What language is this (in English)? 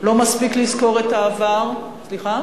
Hebrew